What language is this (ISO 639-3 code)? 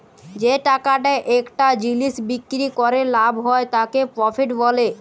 ben